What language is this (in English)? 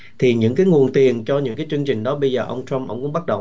Vietnamese